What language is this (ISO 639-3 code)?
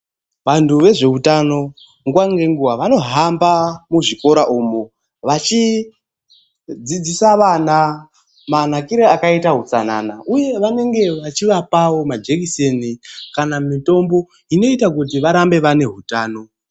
ndc